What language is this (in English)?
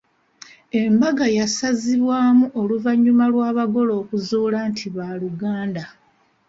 Ganda